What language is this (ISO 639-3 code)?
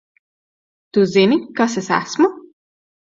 lav